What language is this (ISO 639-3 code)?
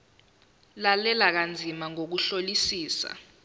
zul